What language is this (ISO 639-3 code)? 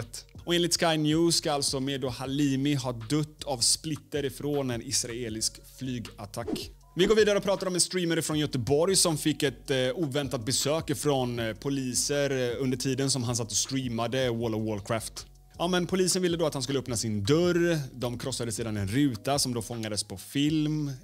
swe